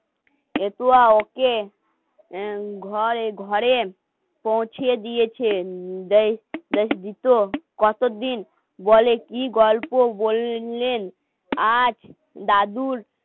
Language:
Bangla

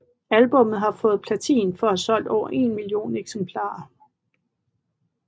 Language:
Danish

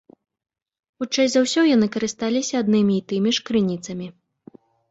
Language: Belarusian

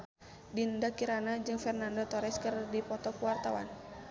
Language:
Sundanese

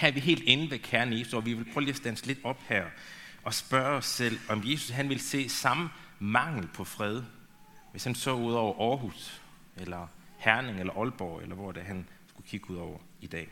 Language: Danish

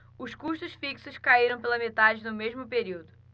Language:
Portuguese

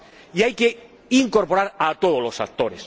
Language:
Spanish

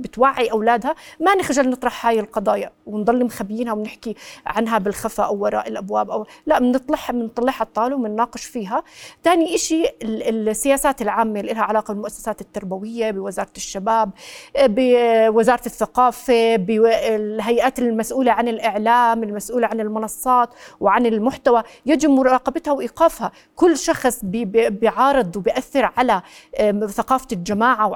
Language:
Arabic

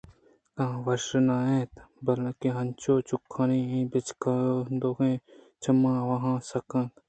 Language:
Eastern Balochi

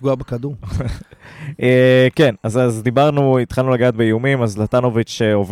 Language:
Hebrew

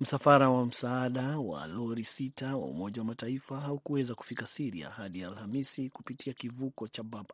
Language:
Swahili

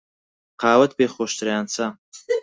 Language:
Central Kurdish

